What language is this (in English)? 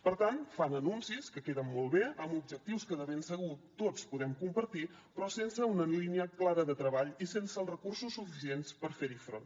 Catalan